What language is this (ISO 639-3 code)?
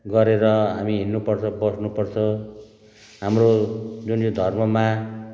nep